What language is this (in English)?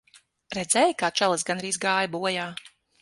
Latvian